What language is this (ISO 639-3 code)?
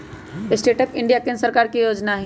mag